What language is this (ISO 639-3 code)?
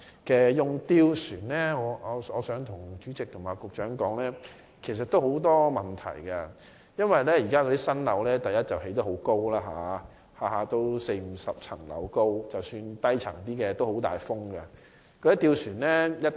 yue